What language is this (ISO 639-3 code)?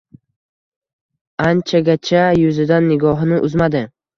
uzb